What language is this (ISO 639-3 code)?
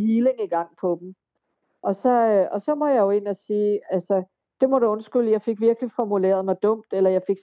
dan